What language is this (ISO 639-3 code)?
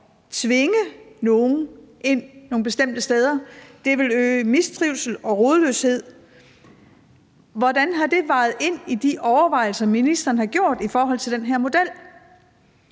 dan